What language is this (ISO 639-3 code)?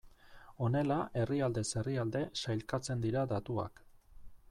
eus